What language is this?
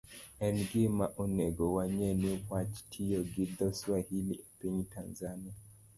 Luo (Kenya and Tanzania)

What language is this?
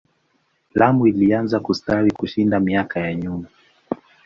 Swahili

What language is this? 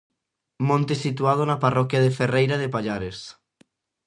Galician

